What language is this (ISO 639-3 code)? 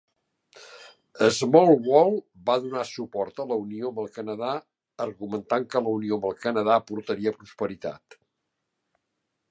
cat